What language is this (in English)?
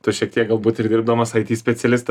Lithuanian